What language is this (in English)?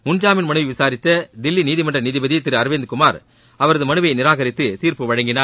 Tamil